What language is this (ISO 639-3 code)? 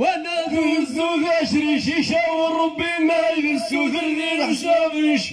ara